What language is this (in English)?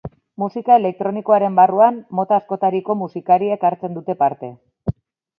Basque